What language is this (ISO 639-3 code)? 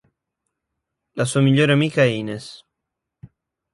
ita